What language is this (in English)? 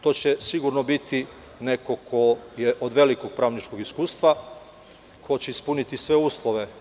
Serbian